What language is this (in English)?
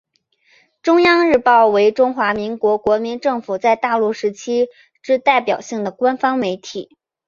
Chinese